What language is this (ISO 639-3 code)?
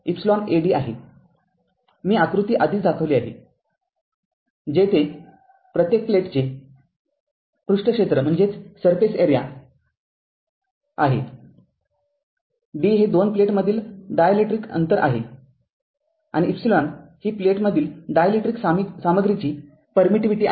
mar